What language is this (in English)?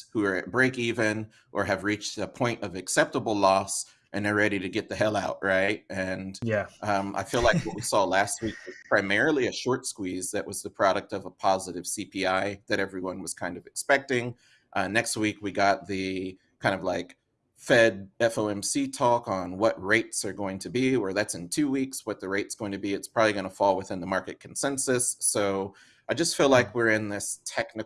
English